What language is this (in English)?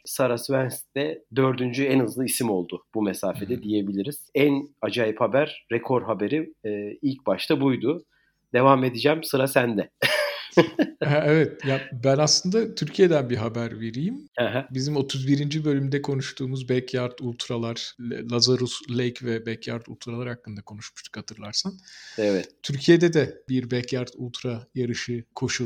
Turkish